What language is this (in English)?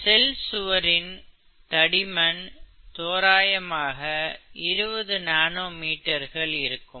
Tamil